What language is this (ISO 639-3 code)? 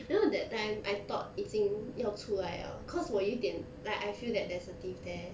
eng